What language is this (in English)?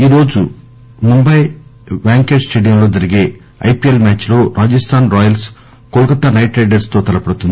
Telugu